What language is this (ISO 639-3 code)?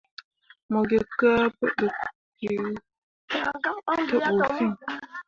mua